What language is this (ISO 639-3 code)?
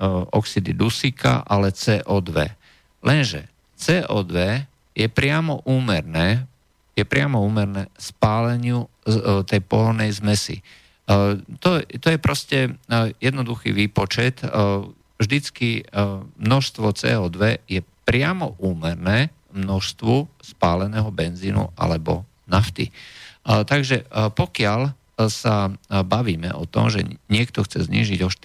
slk